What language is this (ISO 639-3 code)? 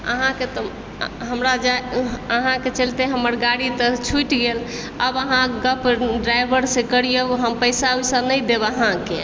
mai